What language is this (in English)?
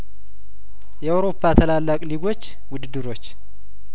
Amharic